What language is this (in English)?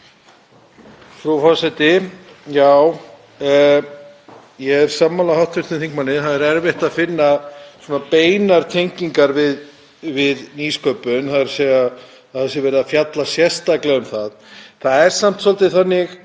Icelandic